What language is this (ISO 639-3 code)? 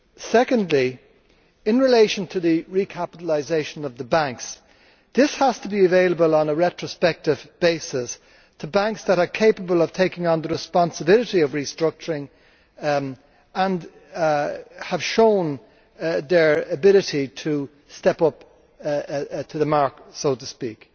eng